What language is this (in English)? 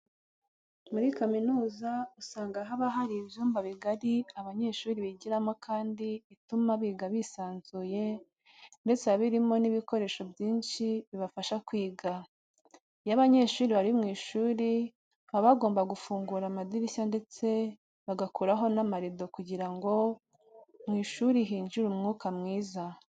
Kinyarwanda